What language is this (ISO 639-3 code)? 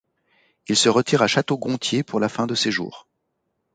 fra